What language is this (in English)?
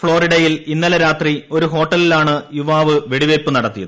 Malayalam